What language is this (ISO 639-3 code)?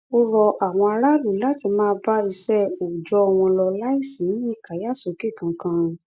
yor